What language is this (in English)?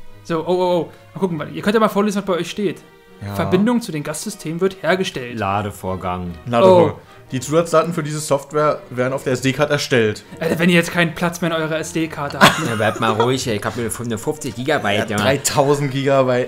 German